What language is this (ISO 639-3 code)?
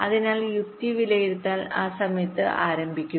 mal